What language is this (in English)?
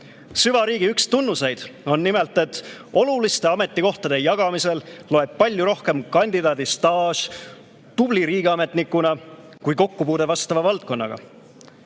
Estonian